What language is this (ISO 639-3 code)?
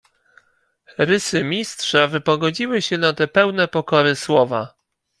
pol